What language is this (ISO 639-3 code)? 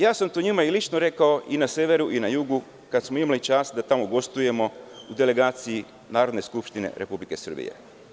srp